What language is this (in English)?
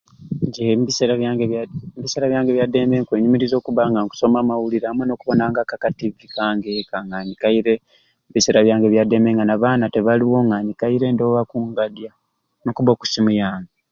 Ruuli